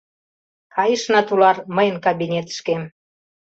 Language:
Mari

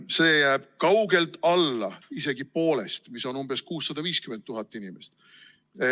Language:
Estonian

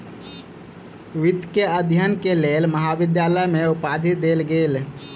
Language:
Maithili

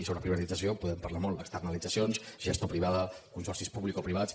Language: Catalan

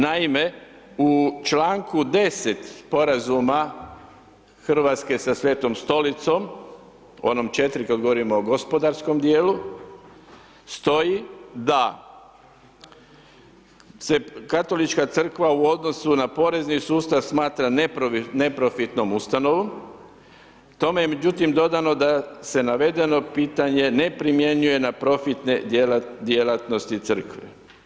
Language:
Croatian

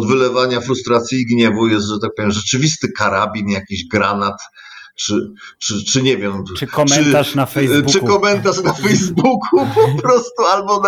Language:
Polish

